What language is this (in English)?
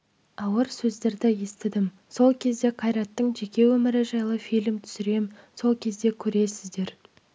Kazakh